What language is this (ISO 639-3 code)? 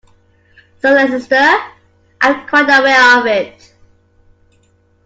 eng